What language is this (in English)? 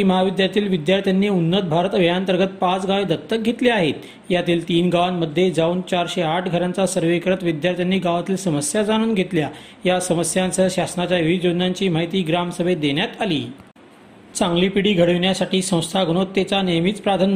Marathi